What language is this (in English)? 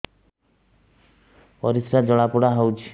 Odia